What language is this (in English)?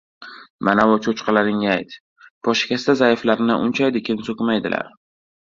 Uzbek